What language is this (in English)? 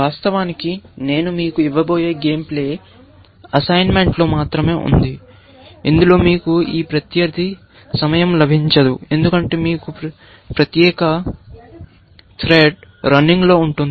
Telugu